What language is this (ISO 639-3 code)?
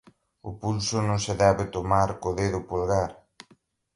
glg